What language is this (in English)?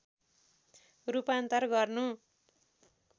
Nepali